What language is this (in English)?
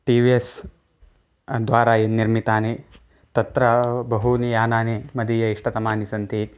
Sanskrit